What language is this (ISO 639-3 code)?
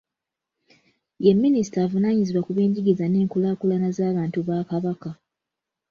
lug